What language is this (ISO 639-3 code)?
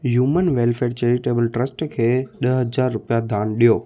snd